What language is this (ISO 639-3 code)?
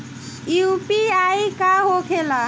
bho